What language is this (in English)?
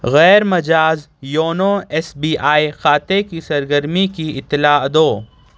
Urdu